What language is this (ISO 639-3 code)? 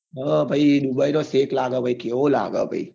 guj